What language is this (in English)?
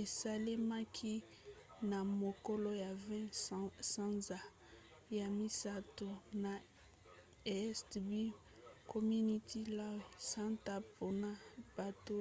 Lingala